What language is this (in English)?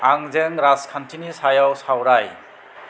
Bodo